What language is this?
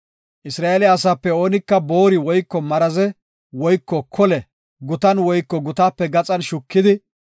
Gofa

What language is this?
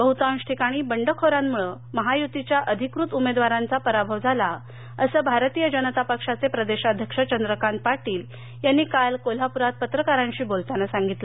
Marathi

